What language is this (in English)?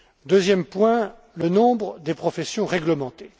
French